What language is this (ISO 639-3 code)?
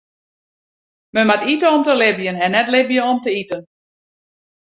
fry